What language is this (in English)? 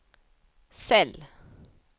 Swedish